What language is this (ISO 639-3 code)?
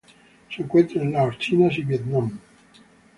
spa